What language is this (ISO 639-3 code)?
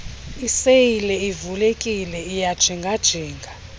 xho